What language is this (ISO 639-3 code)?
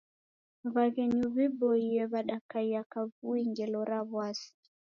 dav